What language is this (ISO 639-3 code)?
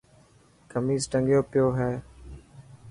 mki